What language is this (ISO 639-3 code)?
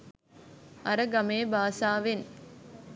sin